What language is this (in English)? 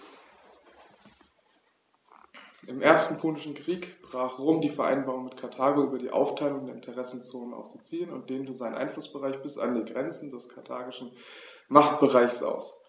German